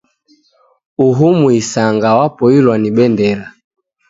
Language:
Taita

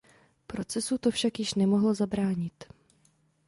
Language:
Czech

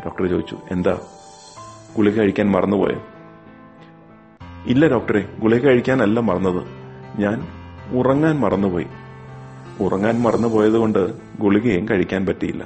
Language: Malayalam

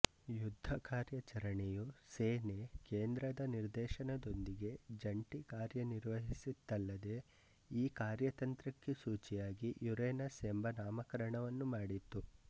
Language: Kannada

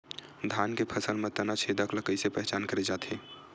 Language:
Chhattisgarhi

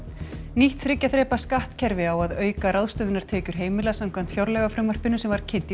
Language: Icelandic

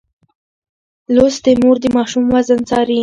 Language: Pashto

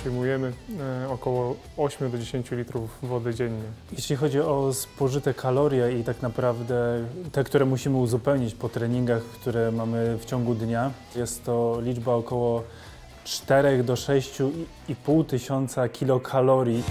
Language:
Polish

